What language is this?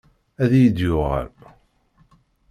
Kabyle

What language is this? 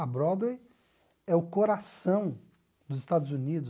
Portuguese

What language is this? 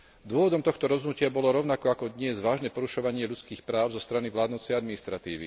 Slovak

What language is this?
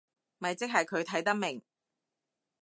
Cantonese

